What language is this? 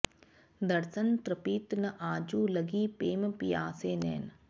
Sanskrit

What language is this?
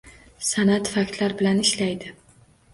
Uzbek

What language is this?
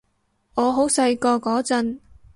Cantonese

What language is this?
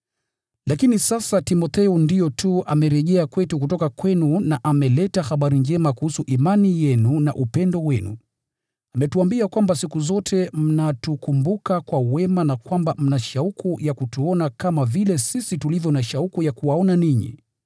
Swahili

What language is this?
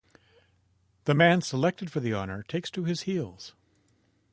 English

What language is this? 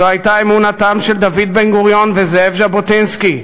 Hebrew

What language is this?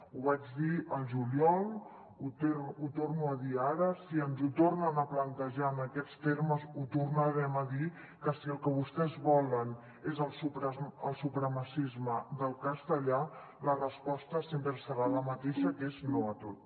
Catalan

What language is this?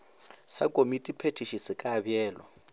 Northern Sotho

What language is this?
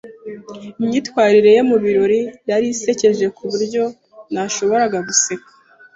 Kinyarwanda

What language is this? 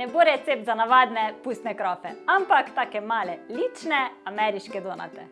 Slovenian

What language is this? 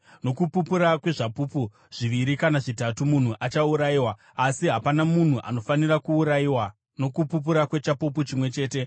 Shona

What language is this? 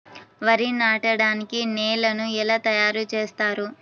Telugu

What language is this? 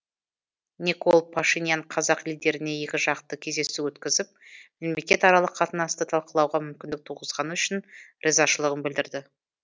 Kazakh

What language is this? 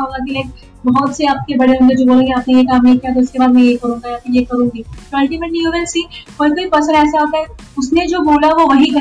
Hindi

